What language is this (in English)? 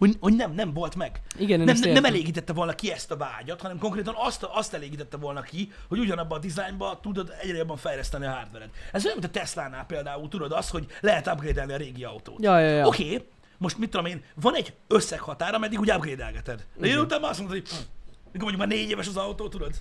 Hungarian